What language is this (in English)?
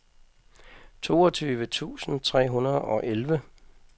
Danish